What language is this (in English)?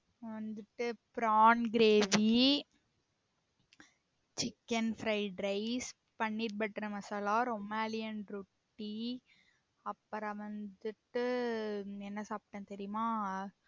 Tamil